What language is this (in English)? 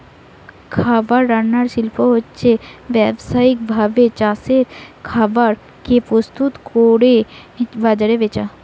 Bangla